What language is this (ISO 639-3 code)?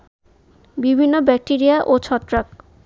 ben